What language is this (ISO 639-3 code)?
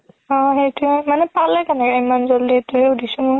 asm